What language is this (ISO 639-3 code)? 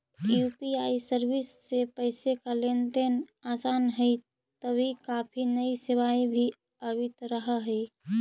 mag